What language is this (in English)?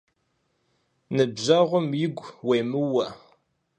Kabardian